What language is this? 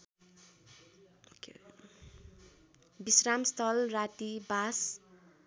Nepali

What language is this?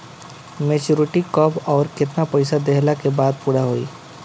Bhojpuri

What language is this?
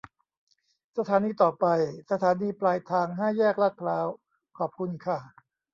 Thai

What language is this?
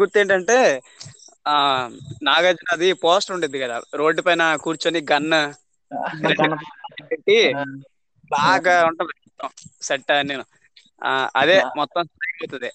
Telugu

